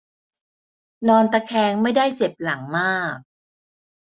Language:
Thai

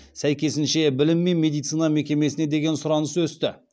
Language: Kazakh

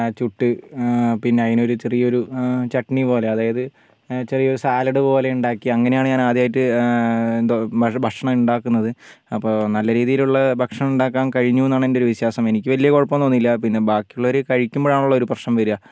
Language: Malayalam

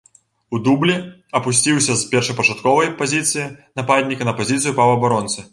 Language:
Belarusian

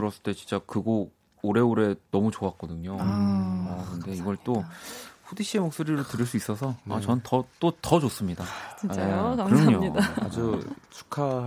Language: Korean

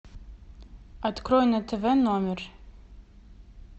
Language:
Russian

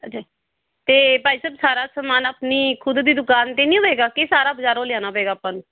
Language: Punjabi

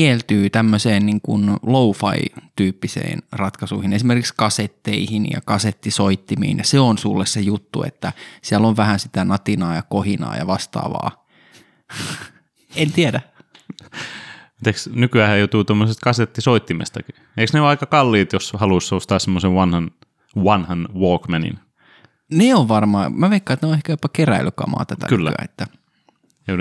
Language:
Finnish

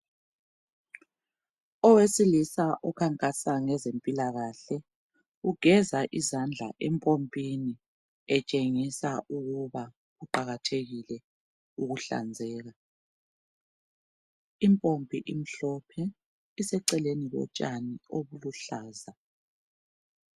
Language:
North Ndebele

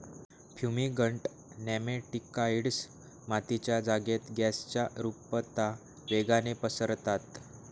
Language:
Marathi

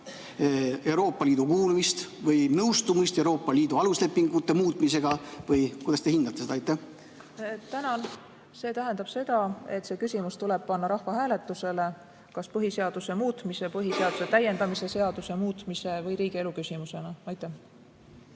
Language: Estonian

